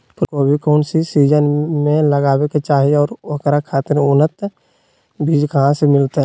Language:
Magahi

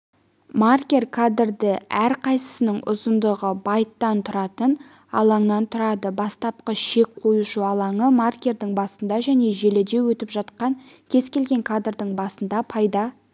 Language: Kazakh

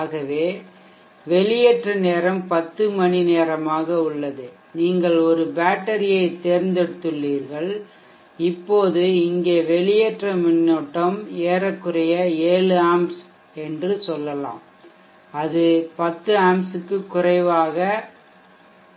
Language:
Tamil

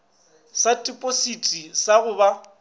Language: Northern Sotho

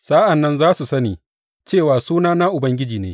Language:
Hausa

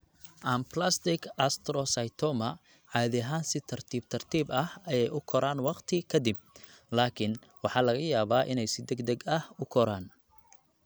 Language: Somali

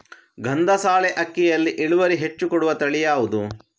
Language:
Kannada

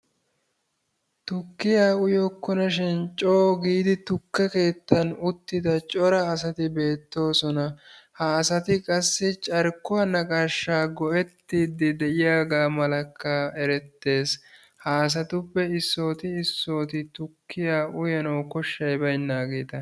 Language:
Wolaytta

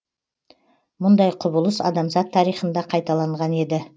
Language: Kazakh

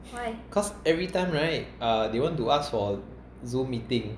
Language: English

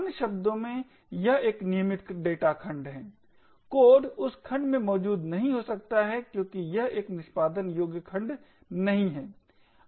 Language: Hindi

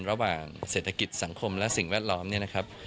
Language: Thai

